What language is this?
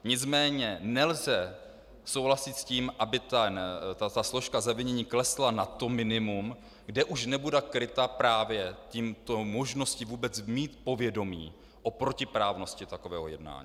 Czech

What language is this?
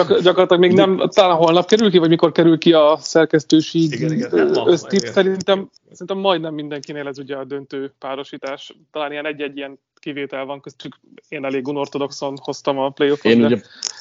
Hungarian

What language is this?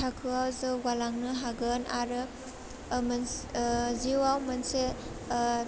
Bodo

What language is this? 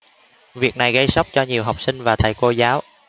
Vietnamese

